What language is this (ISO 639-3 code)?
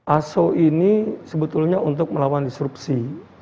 ind